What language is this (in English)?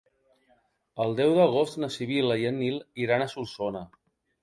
Catalan